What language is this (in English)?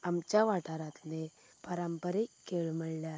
Konkani